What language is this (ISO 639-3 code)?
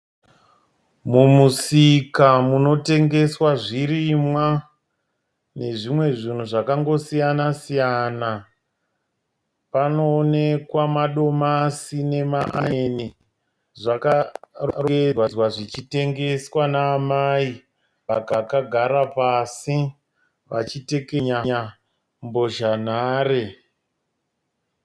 sna